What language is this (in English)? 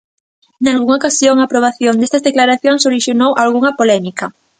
Galician